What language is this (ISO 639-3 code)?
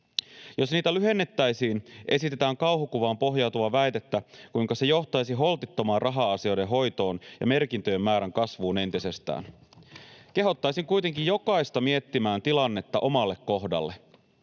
fin